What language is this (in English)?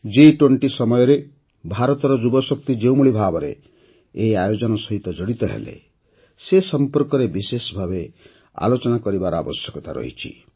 Odia